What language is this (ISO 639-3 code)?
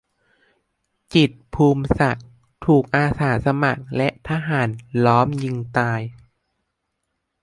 tha